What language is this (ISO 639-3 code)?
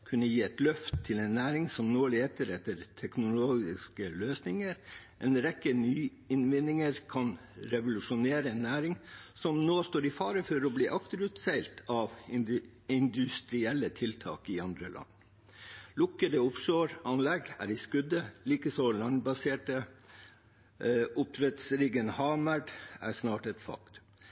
nob